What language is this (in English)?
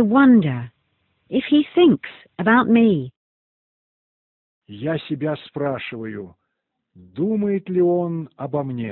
Russian